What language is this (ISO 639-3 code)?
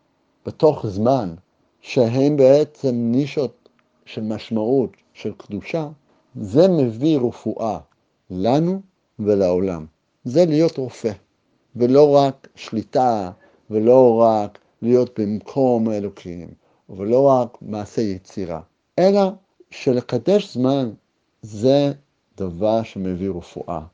heb